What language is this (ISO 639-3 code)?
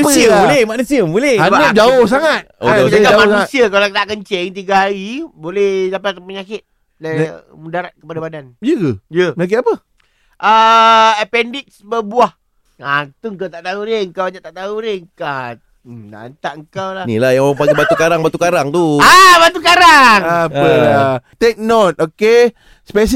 msa